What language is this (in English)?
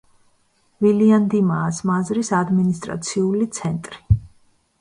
Georgian